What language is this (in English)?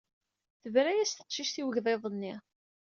Kabyle